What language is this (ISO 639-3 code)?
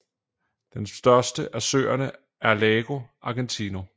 dan